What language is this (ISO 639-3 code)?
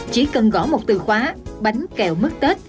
vie